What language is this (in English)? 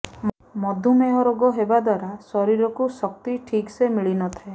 Odia